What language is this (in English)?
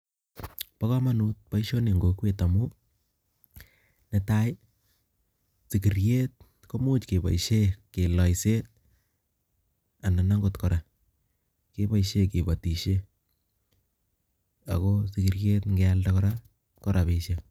Kalenjin